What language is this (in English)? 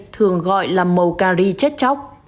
Vietnamese